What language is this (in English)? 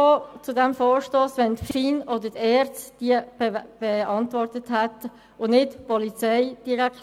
Swiss German